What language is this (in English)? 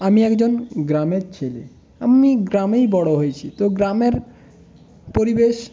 Bangla